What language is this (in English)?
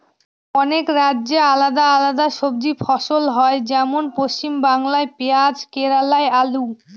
Bangla